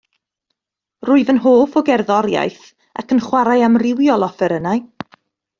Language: Welsh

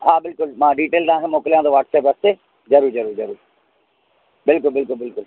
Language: Sindhi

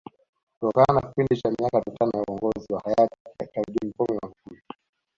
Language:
Swahili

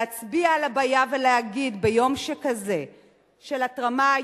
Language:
Hebrew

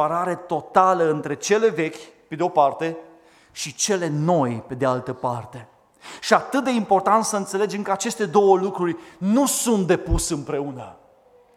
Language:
Romanian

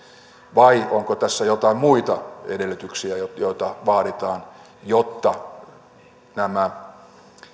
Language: Finnish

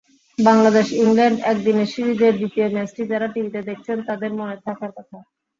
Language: Bangla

